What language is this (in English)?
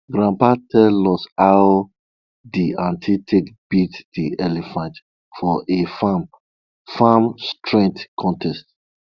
Nigerian Pidgin